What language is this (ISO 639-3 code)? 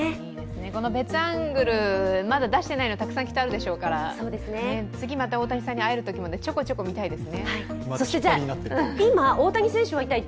jpn